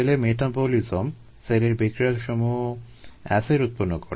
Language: Bangla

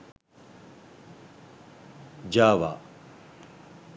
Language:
Sinhala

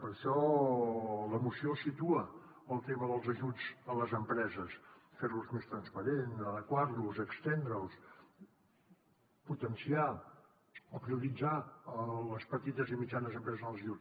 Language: Catalan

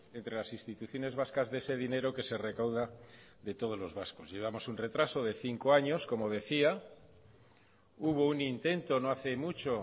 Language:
Spanish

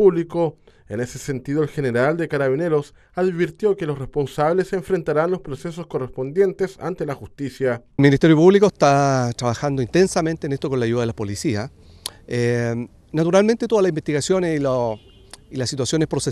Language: Spanish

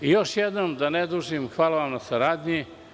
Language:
Serbian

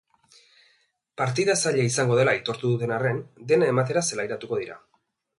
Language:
Basque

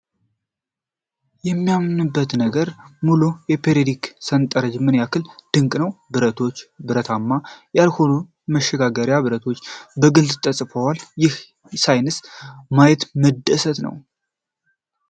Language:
Amharic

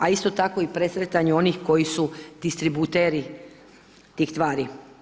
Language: Croatian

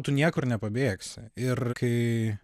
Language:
Lithuanian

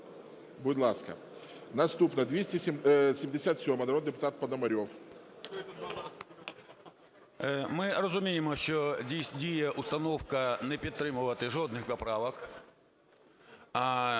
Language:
Ukrainian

